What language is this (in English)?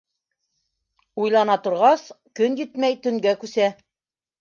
Bashkir